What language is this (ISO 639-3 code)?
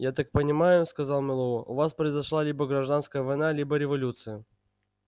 rus